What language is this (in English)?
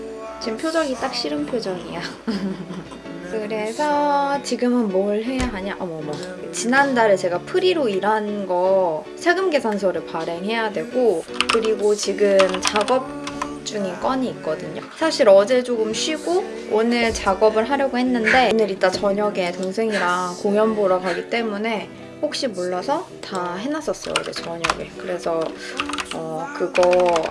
Korean